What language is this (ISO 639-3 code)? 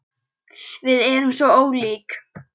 isl